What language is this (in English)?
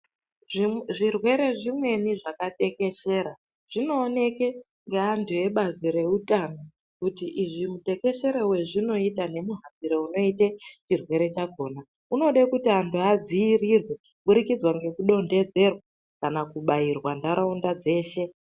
Ndau